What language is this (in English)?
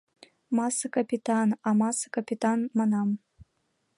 Mari